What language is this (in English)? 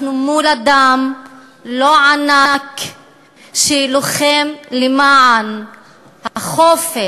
Hebrew